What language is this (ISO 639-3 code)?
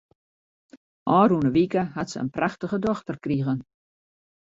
fry